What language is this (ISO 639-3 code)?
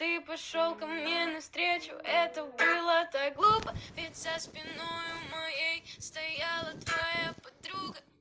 rus